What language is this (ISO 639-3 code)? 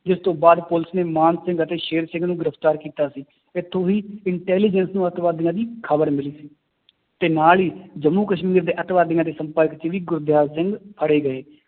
pan